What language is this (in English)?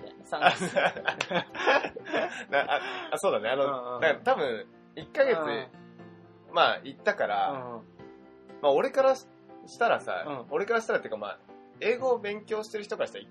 Japanese